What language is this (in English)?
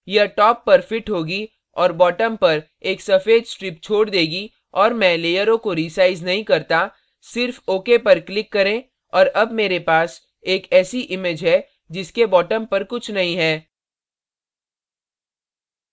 Hindi